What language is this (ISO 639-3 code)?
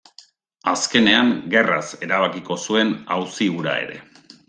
eus